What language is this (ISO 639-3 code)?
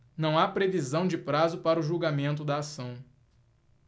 por